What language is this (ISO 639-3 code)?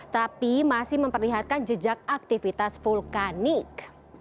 ind